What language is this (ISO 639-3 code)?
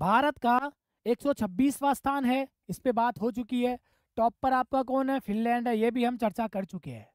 hin